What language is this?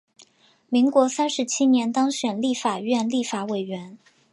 Chinese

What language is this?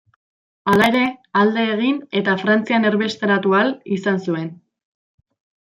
Basque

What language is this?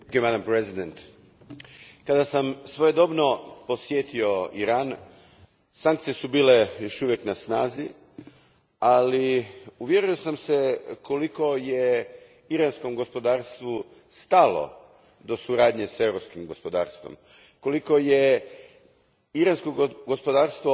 Croatian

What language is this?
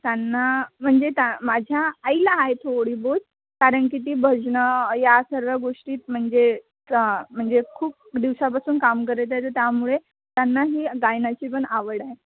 Marathi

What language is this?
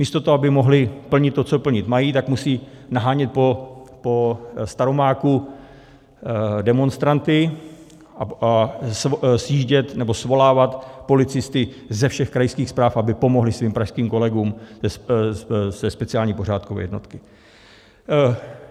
Czech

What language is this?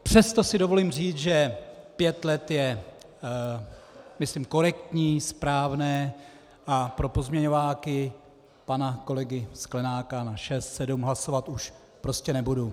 Czech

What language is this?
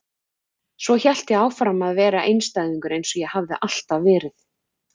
Icelandic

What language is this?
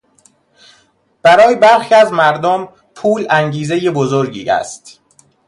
Persian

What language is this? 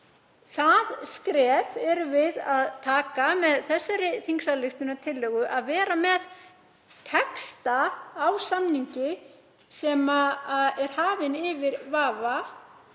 Icelandic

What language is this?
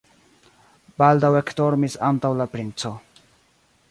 Esperanto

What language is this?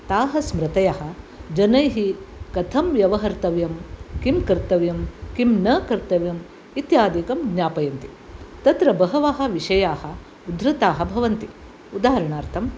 Sanskrit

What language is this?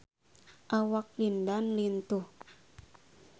Sundanese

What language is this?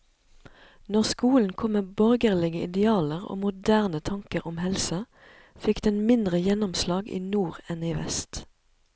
Norwegian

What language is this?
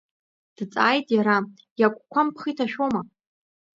Abkhazian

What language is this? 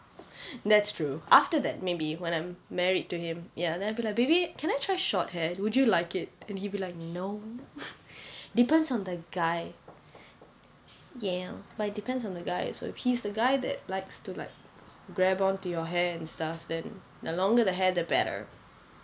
English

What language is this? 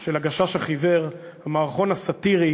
Hebrew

